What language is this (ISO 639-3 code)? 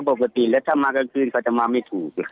tha